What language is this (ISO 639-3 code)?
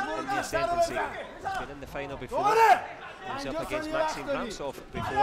eng